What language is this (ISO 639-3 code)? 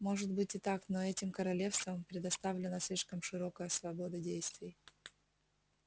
rus